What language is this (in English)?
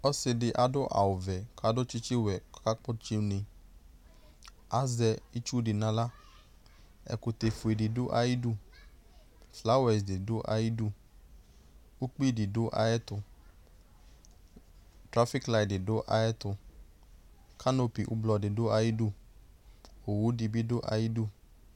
Ikposo